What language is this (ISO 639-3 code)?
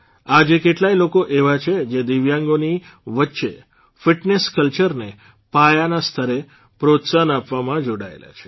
guj